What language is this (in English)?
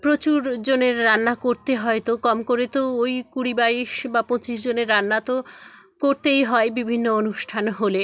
Bangla